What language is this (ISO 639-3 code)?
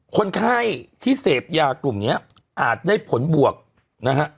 tha